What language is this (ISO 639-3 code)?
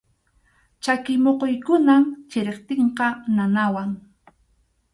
qxu